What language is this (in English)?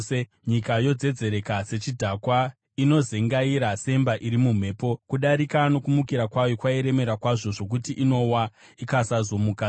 Shona